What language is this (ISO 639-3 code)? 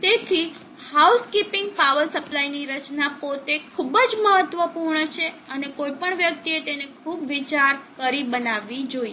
guj